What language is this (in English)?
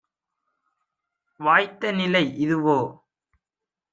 Tamil